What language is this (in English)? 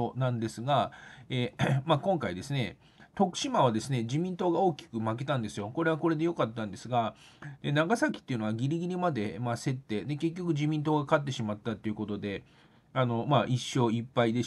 Japanese